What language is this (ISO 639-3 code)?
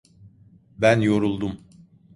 tur